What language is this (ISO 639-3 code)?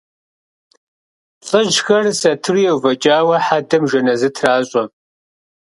kbd